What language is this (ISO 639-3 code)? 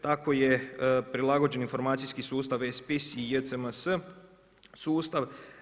hrv